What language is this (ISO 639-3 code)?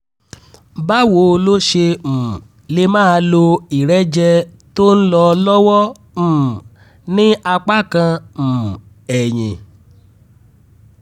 yor